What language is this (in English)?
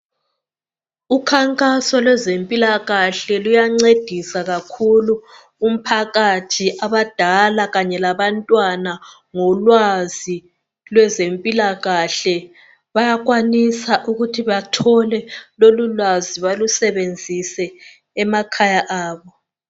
North Ndebele